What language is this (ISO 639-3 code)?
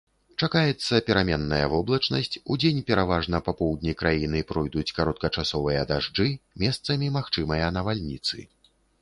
bel